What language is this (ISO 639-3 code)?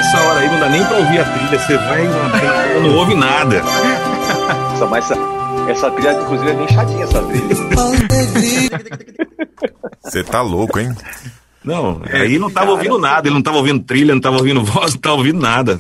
por